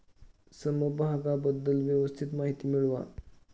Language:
Marathi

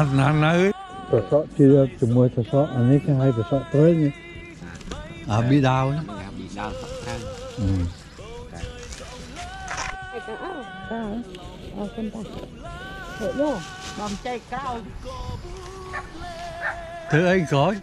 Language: Vietnamese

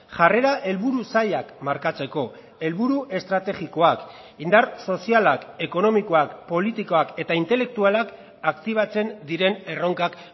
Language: Basque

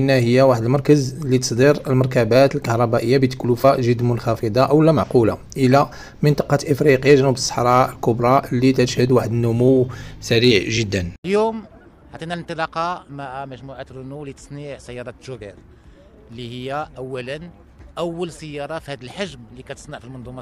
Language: Arabic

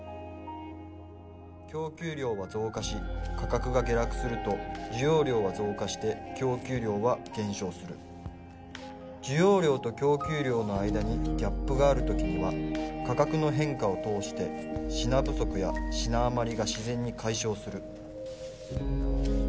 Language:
Japanese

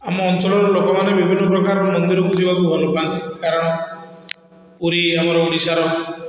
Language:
Odia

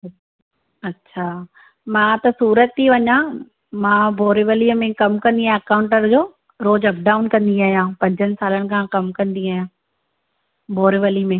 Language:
Sindhi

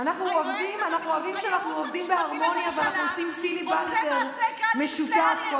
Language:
Hebrew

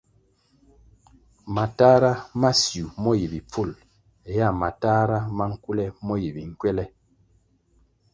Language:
Kwasio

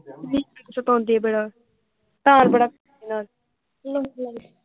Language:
Punjabi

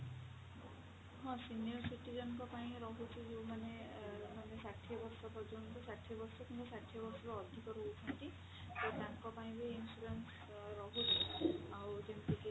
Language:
Odia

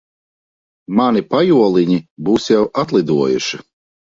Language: Latvian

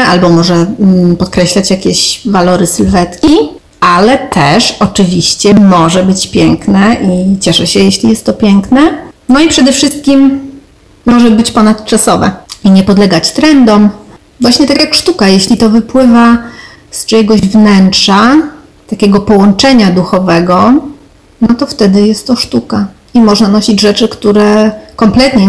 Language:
Polish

